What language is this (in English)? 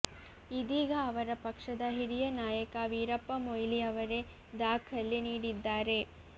Kannada